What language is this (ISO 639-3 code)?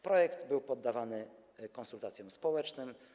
pol